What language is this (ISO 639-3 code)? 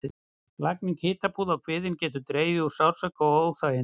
isl